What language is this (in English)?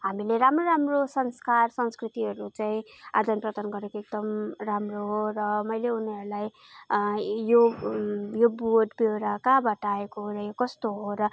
Nepali